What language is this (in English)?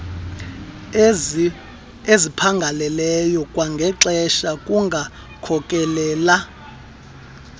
Xhosa